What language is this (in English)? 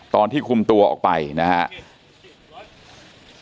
Thai